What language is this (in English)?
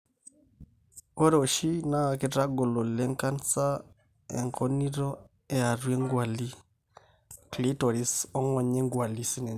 Masai